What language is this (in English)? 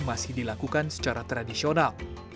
Indonesian